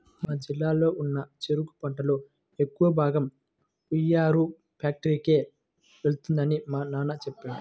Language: Telugu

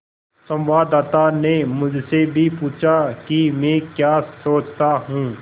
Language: Hindi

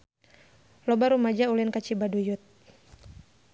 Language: Sundanese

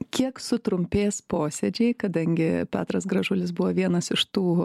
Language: Lithuanian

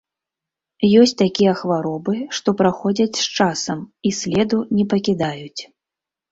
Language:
Belarusian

